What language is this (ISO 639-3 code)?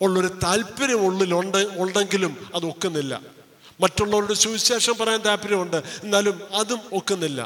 mal